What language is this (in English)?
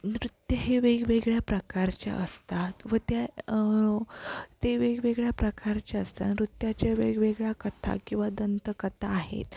Marathi